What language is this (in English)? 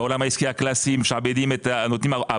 Hebrew